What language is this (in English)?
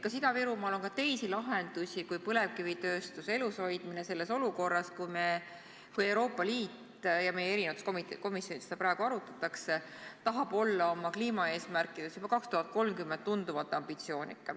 Estonian